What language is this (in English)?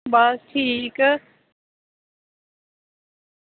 Dogri